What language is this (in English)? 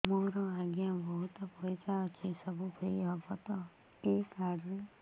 Odia